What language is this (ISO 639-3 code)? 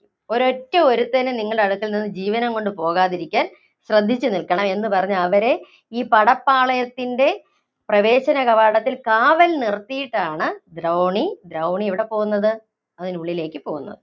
mal